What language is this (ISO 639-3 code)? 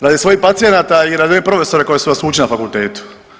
hrv